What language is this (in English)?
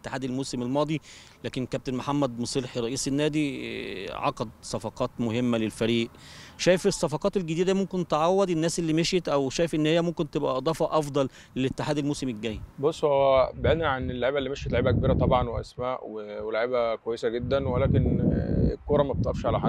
Arabic